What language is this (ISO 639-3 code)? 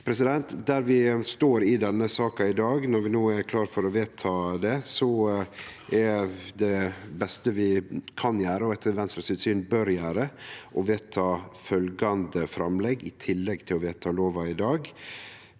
nor